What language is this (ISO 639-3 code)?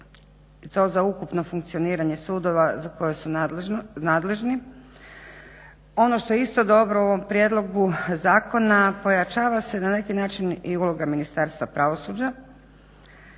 hrv